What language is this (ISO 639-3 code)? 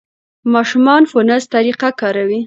pus